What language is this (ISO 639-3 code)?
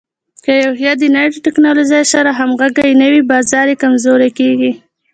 pus